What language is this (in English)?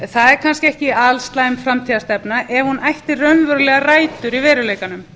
Icelandic